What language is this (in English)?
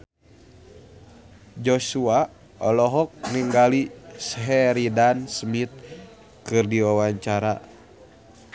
Sundanese